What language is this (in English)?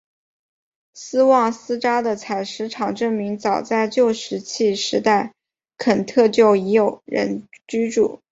Chinese